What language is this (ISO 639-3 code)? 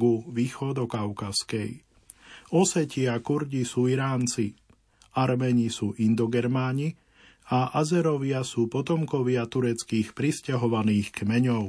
slk